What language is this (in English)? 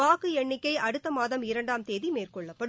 Tamil